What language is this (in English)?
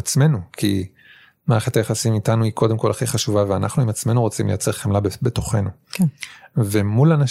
Hebrew